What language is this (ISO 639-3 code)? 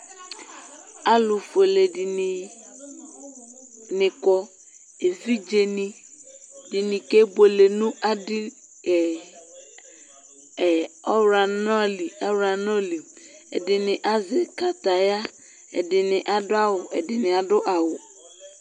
kpo